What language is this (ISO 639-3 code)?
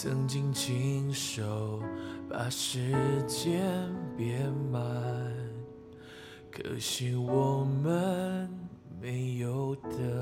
zho